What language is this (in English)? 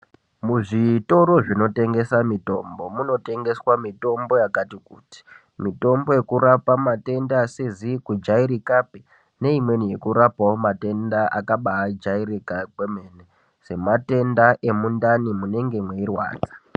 Ndau